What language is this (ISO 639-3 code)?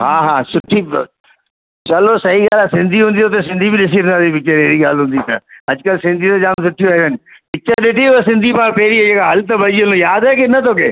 snd